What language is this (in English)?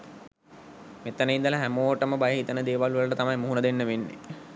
Sinhala